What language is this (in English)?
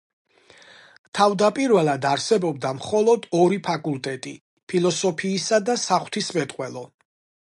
Georgian